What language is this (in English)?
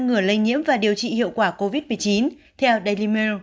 Vietnamese